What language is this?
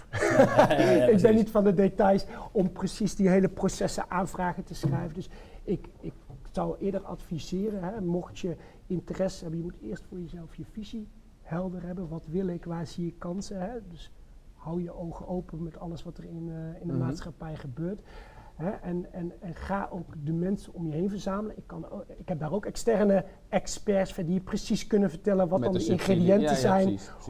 Dutch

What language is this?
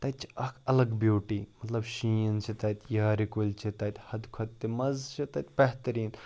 Kashmiri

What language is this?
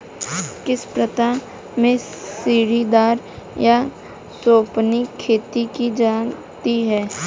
Hindi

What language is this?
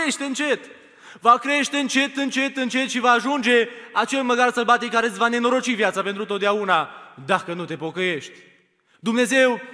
Romanian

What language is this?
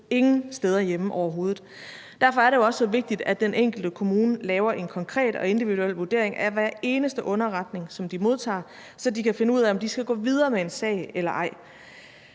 Danish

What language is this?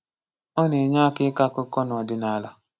Igbo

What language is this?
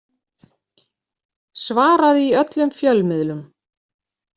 Icelandic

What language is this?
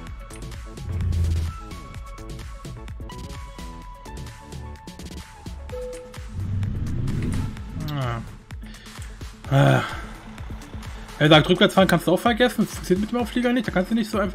German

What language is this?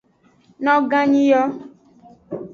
Aja (Benin)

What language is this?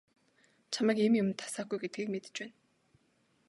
Mongolian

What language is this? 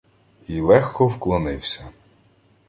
Ukrainian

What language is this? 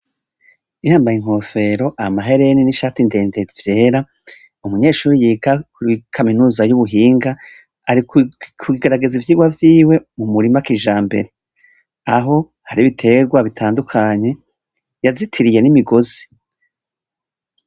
Rundi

